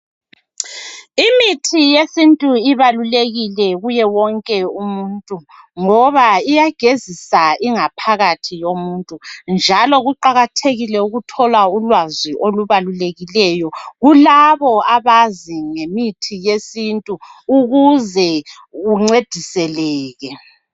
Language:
North Ndebele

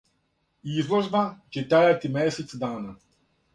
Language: Serbian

